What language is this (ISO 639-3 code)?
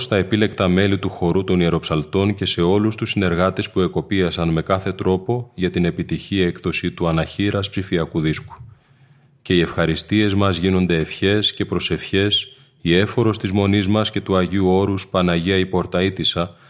ell